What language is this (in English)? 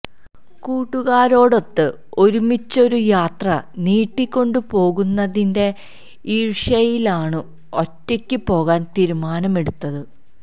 Malayalam